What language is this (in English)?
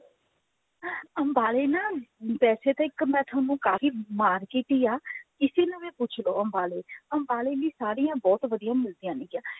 Punjabi